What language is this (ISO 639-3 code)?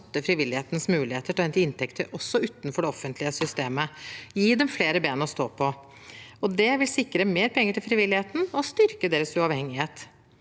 nor